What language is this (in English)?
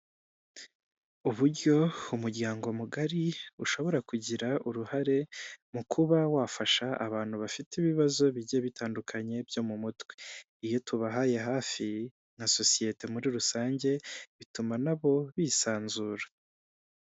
Kinyarwanda